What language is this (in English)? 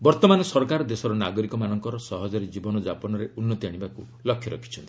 Odia